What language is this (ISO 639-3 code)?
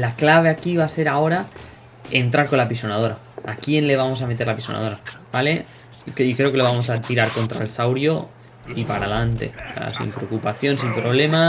spa